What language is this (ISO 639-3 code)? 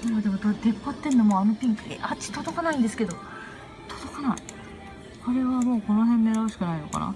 jpn